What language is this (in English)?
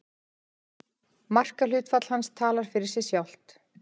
Icelandic